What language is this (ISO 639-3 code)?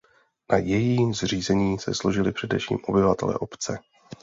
ces